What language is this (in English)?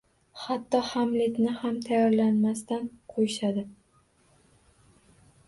Uzbek